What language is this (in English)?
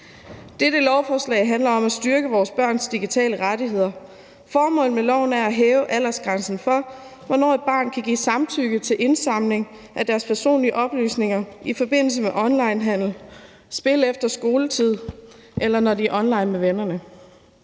Danish